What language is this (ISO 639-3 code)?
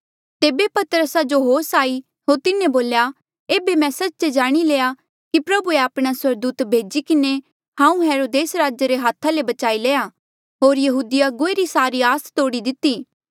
mjl